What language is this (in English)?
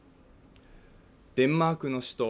Japanese